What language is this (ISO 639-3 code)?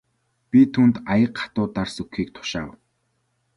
mon